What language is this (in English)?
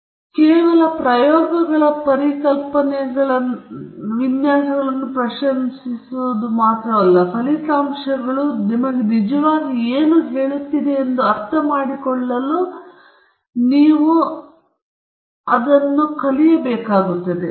Kannada